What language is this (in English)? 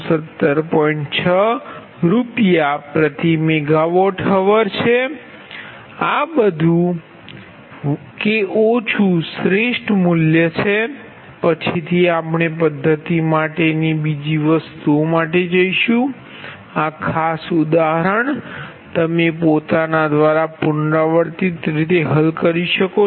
Gujarati